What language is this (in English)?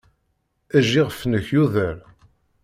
Kabyle